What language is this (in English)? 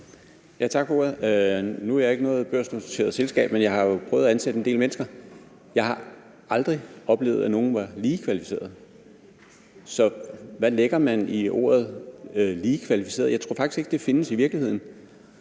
Danish